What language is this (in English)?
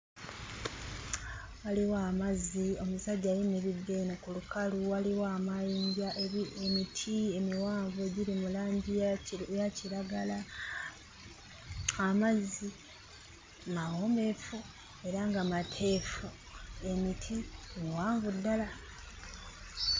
Ganda